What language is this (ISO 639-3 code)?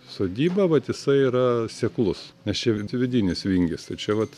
lit